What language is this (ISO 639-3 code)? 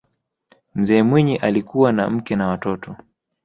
swa